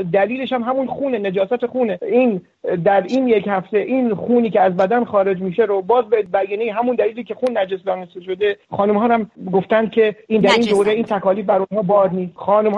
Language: Persian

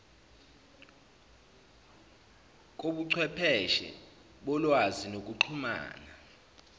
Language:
Zulu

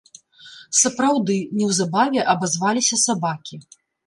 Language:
Belarusian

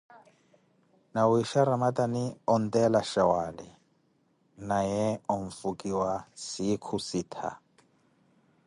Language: Koti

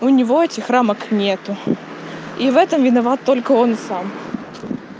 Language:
Russian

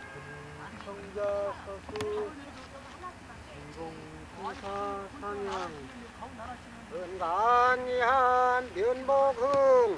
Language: Korean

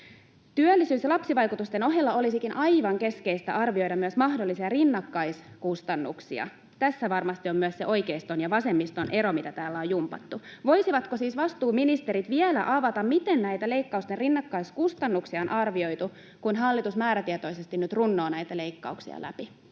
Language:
Finnish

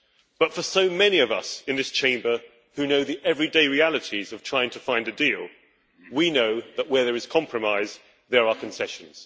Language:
English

